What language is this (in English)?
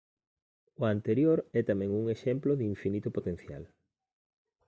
Galician